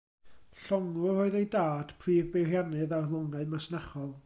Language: Welsh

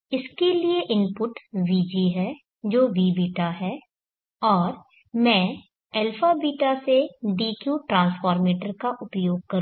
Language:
Hindi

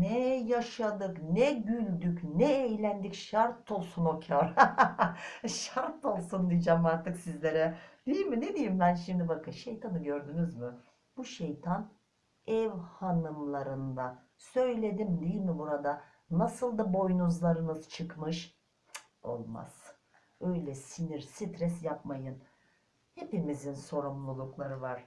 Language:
Turkish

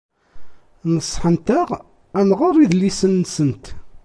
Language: Kabyle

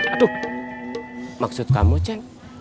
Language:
Indonesian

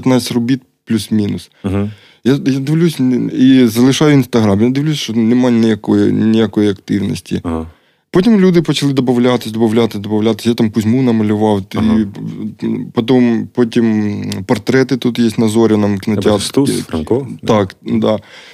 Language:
Ukrainian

